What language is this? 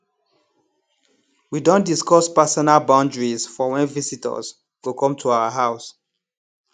Nigerian Pidgin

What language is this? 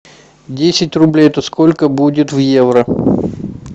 Russian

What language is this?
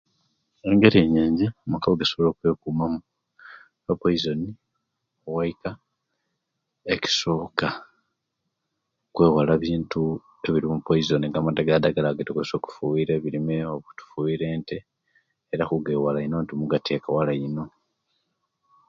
Kenyi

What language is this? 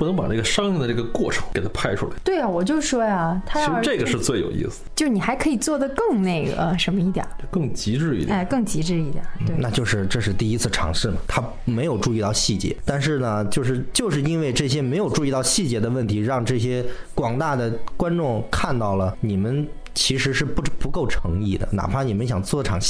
Chinese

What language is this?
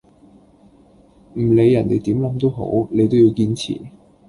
Cantonese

